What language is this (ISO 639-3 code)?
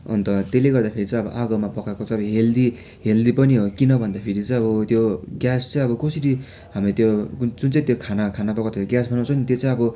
nep